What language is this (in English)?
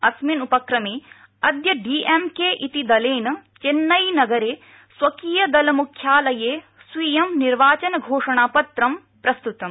Sanskrit